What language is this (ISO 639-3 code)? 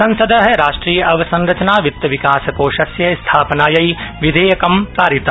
san